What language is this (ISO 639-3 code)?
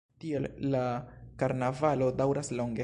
epo